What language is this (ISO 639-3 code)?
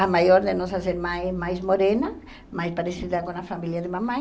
por